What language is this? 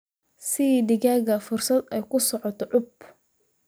Somali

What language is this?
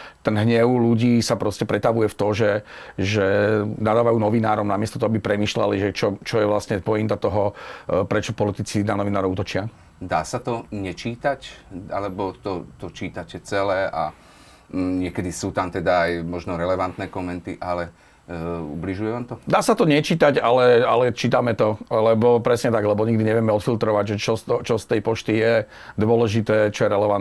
Slovak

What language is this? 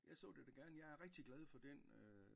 Danish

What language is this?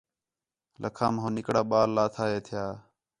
Khetrani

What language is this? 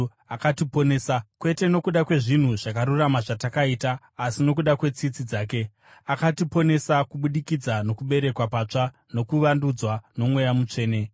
Shona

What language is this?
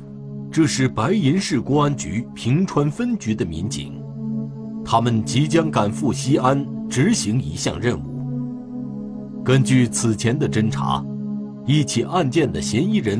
Chinese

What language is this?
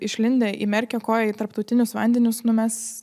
Lithuanian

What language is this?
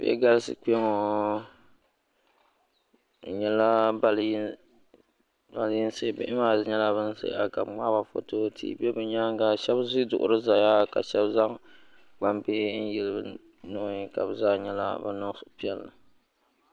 Dagbani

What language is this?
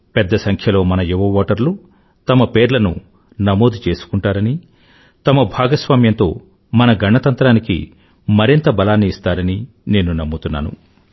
Telugu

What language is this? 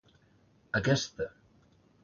Catalan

